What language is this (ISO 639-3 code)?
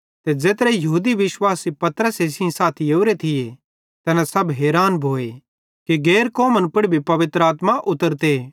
bhd